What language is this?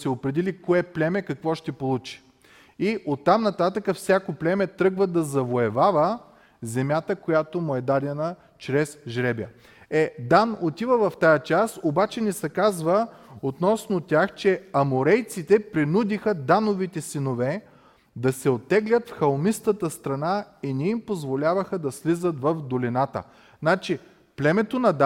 Bulgarian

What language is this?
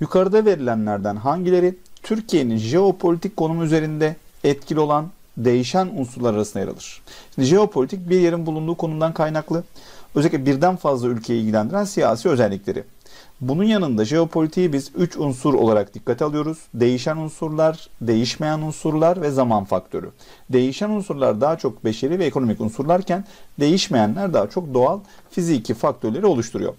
Turkish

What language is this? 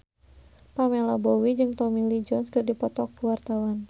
Sundanese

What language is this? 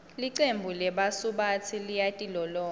Swati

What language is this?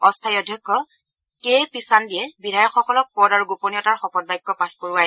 Assamese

